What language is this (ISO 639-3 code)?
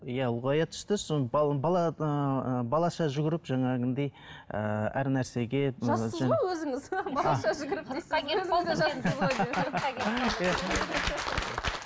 kaz